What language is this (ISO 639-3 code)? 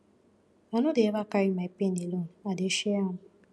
pcm